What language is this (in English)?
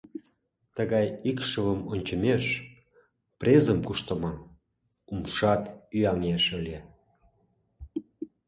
Mari